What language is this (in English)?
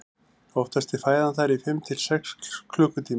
Icelandic